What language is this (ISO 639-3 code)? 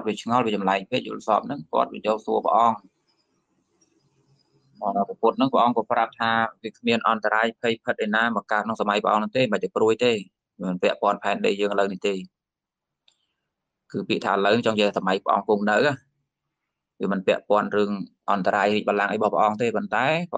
vie